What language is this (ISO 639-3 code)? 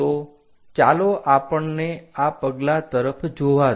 guj